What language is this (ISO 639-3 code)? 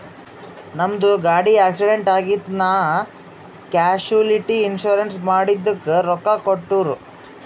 kan